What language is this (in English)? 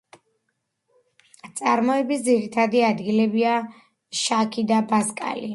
Georgian